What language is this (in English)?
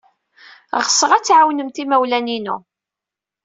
Kabyle